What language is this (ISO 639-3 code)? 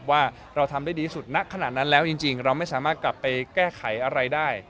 tha